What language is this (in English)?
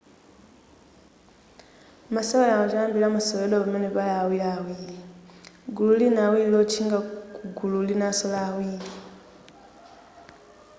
Nyanja